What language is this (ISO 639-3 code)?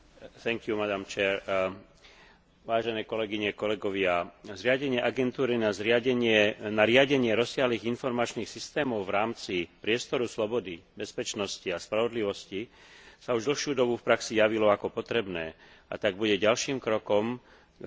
slk